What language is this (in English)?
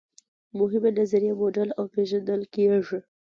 Pashto